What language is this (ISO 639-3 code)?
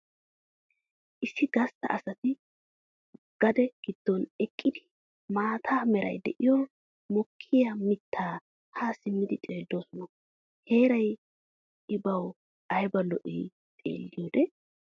wal